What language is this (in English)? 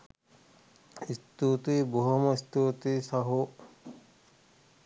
Sinhala